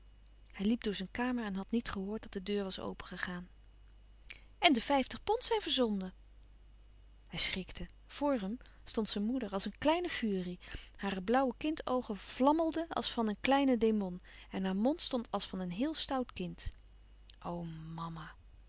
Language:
Dutch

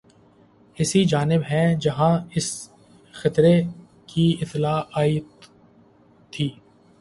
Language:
Urdu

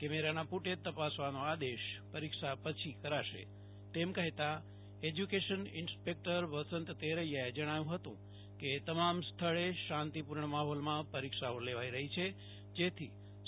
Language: Gujarati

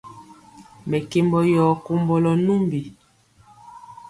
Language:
Mpiemo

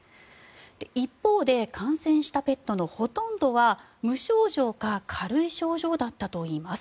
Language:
Japanese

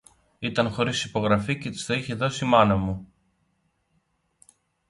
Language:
Greek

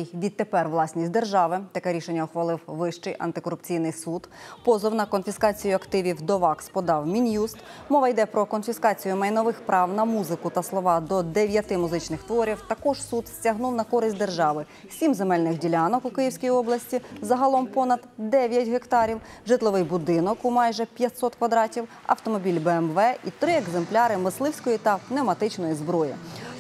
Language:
Ukrainian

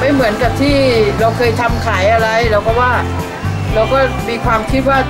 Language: Thai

